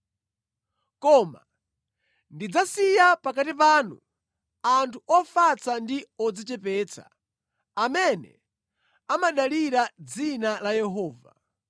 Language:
Nyanja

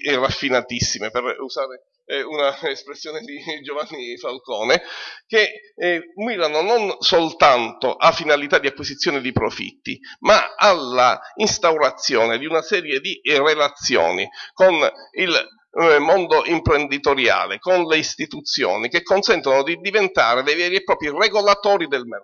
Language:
Italian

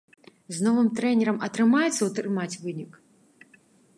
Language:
Belarusian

